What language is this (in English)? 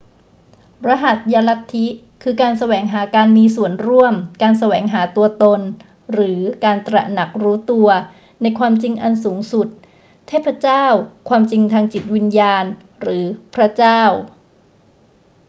Thai